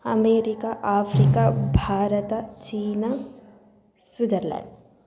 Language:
Sanskrit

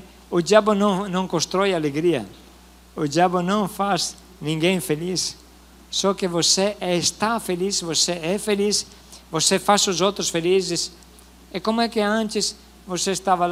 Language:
Portuguese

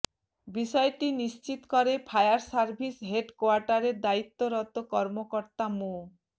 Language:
Bangla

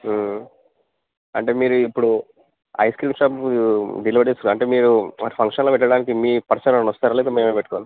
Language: Telugu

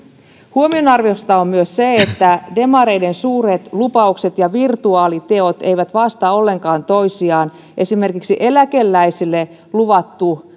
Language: Finnish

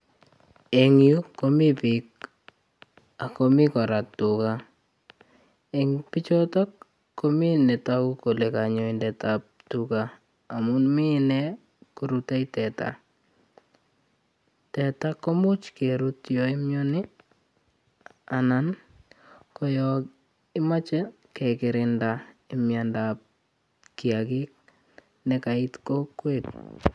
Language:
Kalenjin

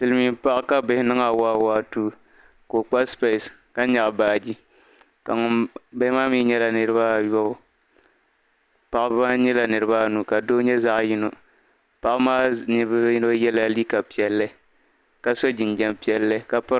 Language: Dagbani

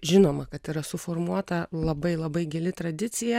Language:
Lithuanian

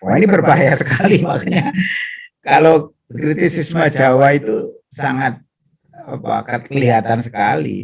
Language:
Indonesian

